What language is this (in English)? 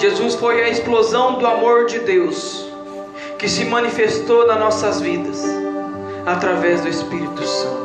Portuguese